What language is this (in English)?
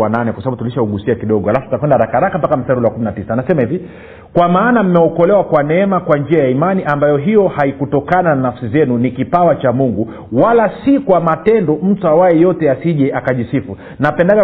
Swahili